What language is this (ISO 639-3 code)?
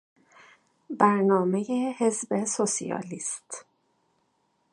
fas